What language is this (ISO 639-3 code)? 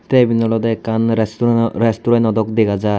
ccp